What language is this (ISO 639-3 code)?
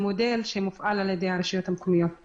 heb